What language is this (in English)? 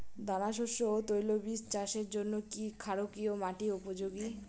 Bangla